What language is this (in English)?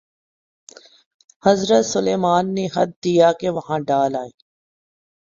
Urdu